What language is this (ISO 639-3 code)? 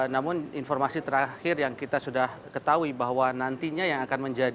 ind